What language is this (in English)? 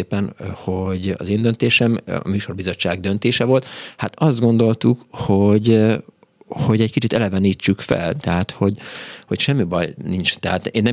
Hungarian